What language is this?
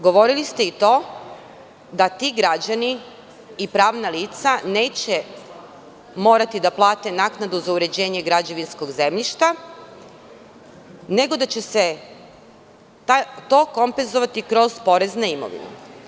Serbian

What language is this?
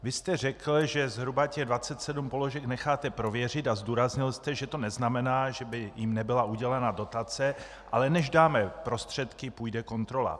Czech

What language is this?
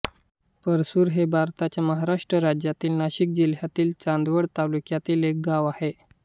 Marathi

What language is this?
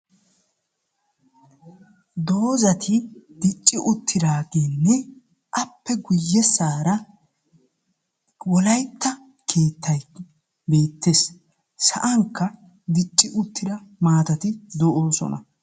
Wolaytta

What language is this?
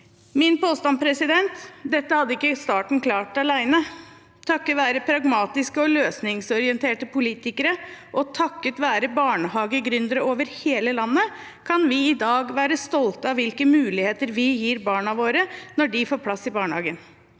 Norwegian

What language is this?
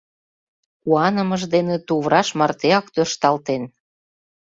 Mari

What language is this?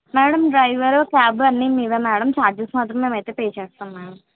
Telugu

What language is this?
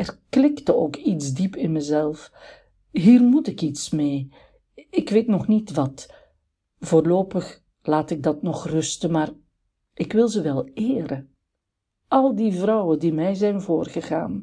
Dutch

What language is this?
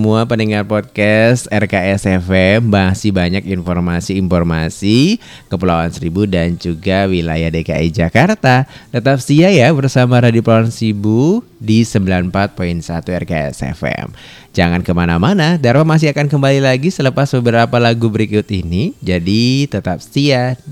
Indonesian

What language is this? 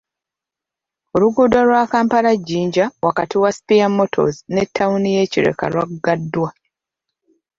Ganda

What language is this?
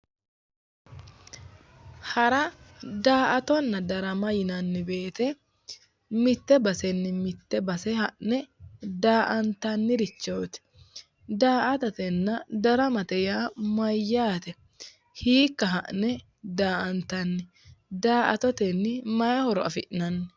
Sidamo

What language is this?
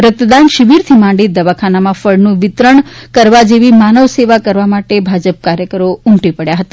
Gujarati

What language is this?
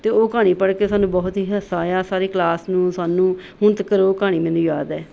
Punjabi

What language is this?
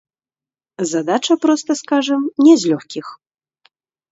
Belarusian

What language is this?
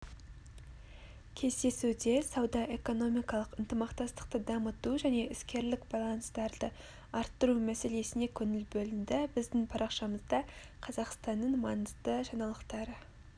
Kazakh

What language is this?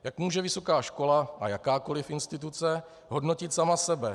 Czech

